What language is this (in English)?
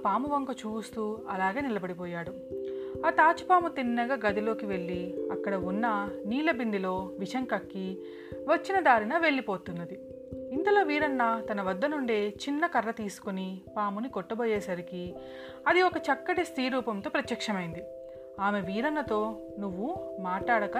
Telugu